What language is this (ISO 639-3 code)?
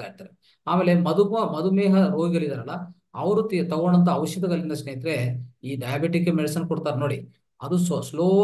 kan